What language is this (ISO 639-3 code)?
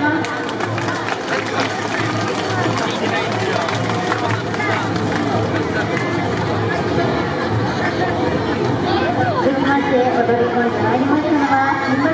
jpn